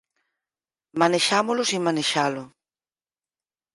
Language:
Galician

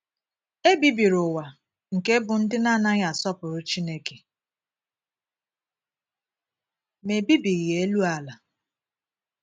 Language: Igbo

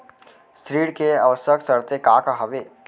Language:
Chhattisgarhi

